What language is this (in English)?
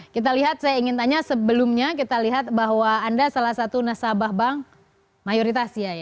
Indonesian